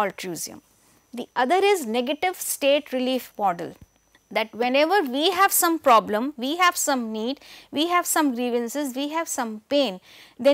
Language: English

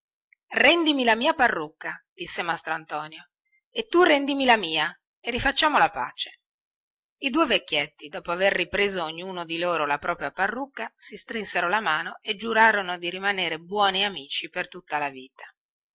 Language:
Italian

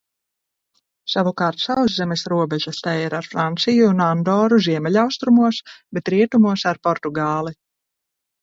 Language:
Latvian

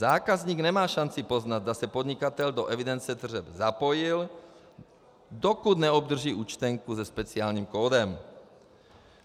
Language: Czech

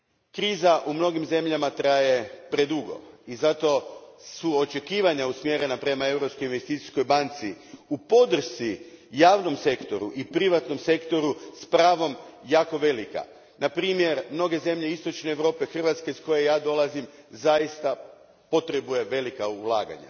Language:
Croatian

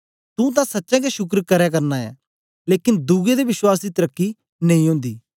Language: Dogri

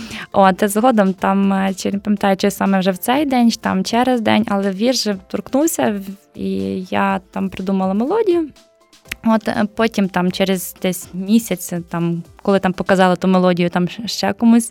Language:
Ukrainian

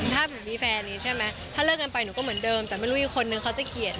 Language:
Thai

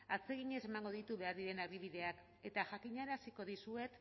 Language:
Basque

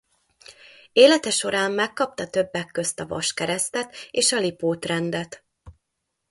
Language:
Hungarian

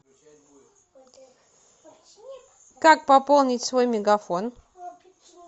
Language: Russian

